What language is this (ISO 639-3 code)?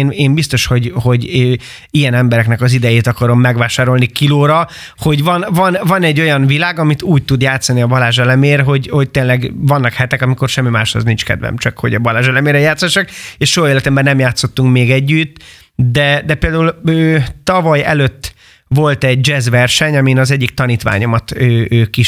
hun